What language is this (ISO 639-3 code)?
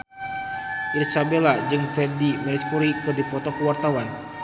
sun